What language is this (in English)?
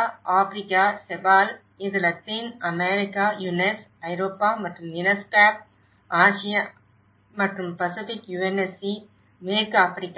Tamil